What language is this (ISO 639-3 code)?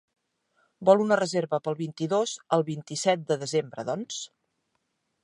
cat